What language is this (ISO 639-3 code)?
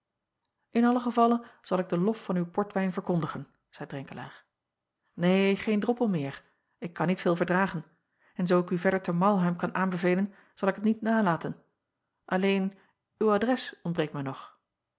nld